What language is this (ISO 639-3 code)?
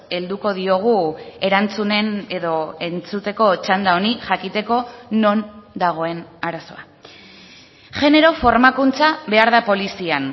eus